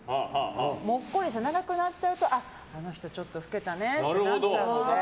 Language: Japanese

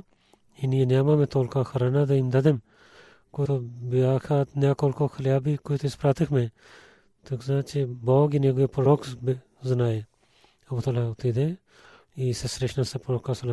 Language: Bulgarian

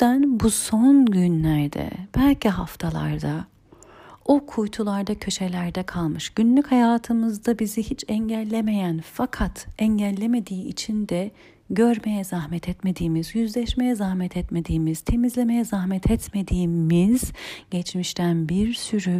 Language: Turkish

